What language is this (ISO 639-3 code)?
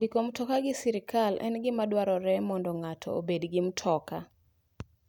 luo